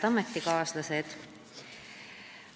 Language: Estonian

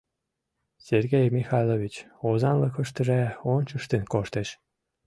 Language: Mari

